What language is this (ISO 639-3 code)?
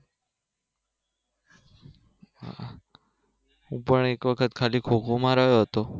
guj